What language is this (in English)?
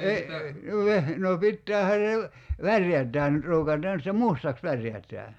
Finnish